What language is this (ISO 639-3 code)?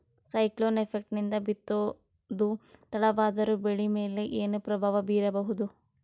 kan